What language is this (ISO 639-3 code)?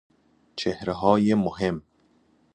fas